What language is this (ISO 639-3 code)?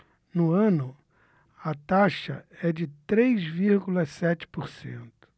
por